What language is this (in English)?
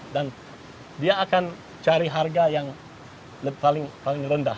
Indonesian